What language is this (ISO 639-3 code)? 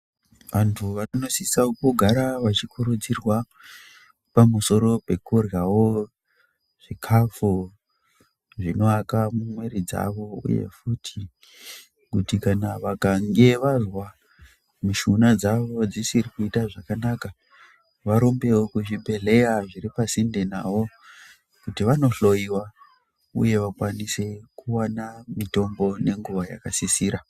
ndc